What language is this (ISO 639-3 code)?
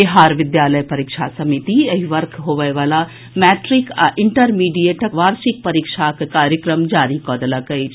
mai